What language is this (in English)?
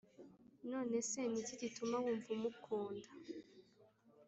Kinyarwanda